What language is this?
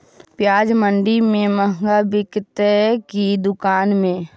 Magahi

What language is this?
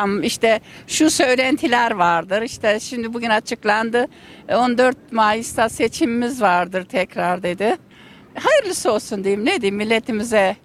Turkish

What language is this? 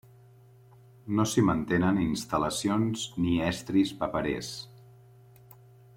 Catalan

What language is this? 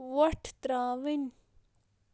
Kashmiri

